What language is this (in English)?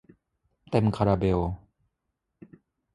Thai